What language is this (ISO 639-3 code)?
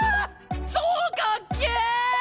jpn